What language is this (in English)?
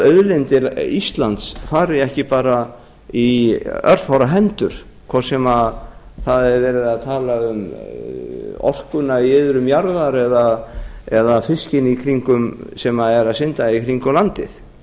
Icelandic